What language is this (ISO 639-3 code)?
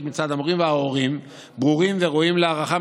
heb